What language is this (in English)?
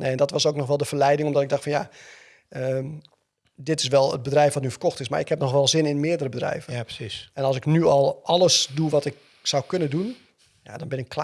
Dutch